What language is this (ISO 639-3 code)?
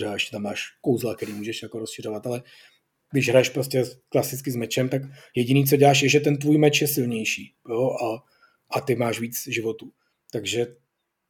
ces